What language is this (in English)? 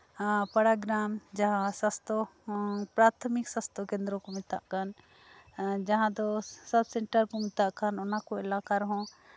Santali